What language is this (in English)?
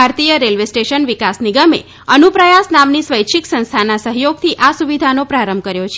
Gujarati